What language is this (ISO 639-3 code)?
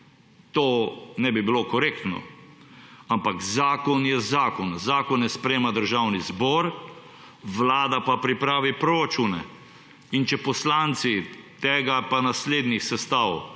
slv